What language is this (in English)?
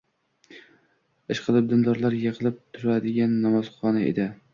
Uzbek